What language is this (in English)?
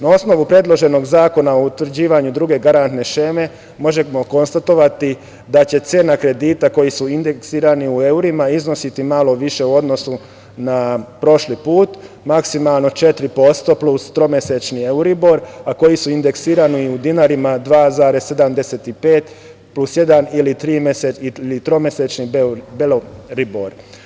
Serbian